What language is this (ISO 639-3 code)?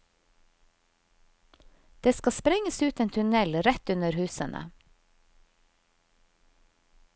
nor